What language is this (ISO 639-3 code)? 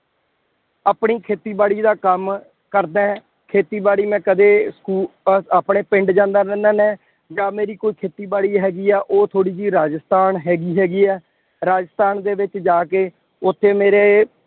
pan